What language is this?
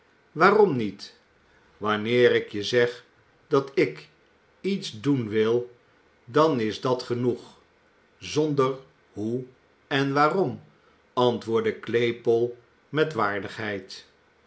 Dutch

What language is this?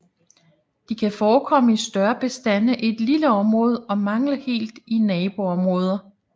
Danish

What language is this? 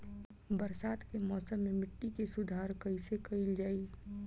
Bhojpuri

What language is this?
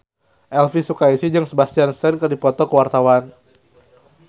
Sundanese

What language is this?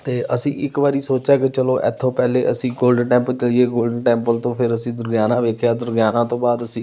Punjabi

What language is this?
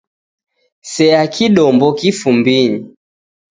Taita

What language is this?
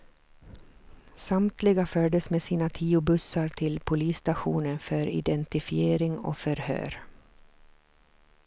Swedish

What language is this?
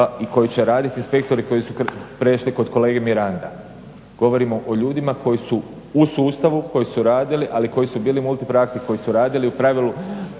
Croatian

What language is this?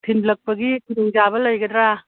Manipuri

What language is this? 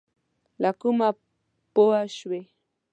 Pashto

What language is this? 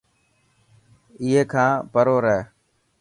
Dhatki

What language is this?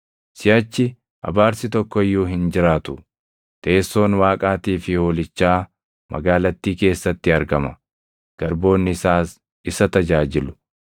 Oromo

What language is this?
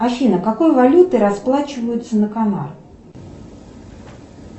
Russian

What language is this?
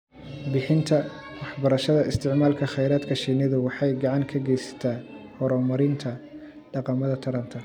Somali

